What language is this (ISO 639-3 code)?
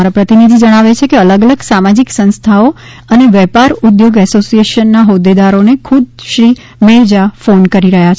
guj